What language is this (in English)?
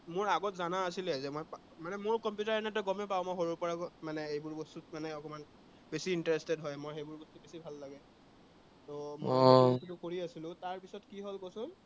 Assamese